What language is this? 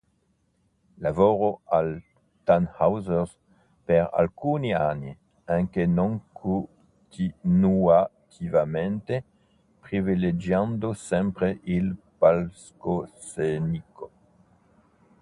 Italian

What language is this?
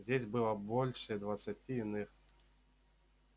Russian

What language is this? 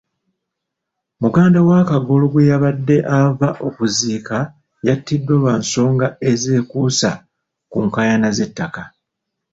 Ganda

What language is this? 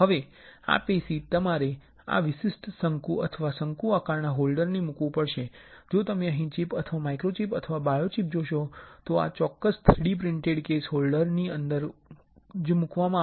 Gujarati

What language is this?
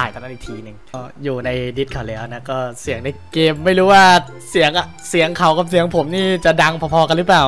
Thai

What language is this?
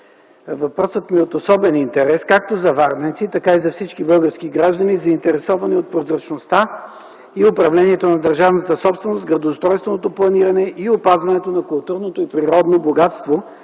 Bulgarian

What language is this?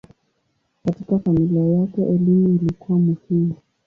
Swahili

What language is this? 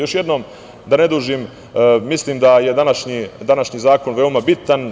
Serbian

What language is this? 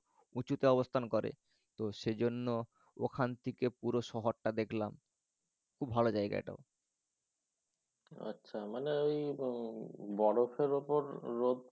Bangla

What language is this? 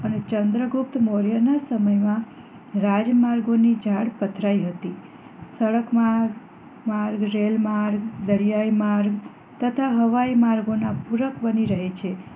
Gujarati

